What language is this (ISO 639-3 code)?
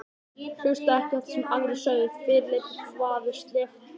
isl